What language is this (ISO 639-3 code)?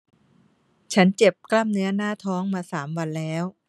tha